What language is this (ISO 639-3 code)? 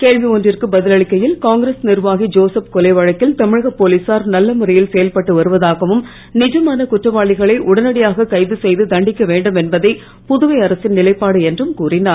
tam